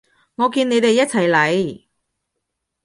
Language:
Cantonese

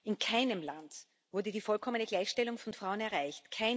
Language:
German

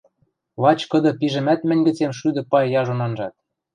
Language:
Western Mari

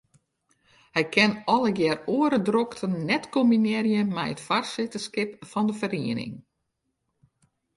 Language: Western Frisian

